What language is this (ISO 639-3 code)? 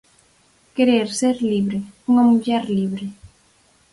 glg